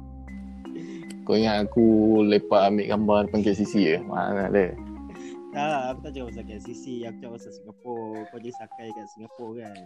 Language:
Malay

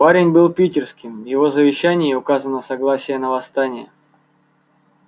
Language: Russian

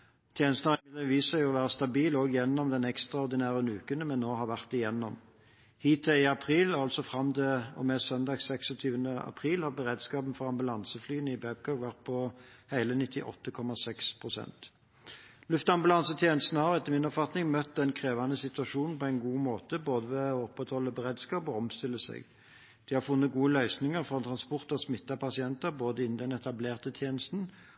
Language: Norwegian Bokmål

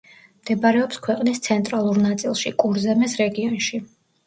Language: Georgian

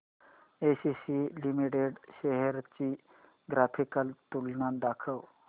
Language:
Marathi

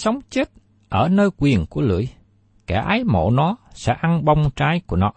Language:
Vietnamese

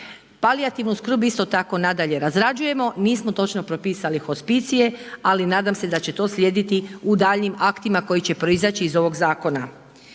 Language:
Croatian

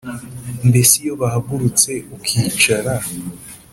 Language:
Kinyarwanda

